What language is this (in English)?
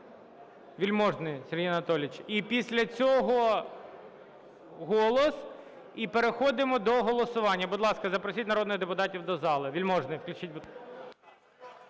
Ukrainian